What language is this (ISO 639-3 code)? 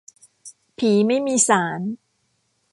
tha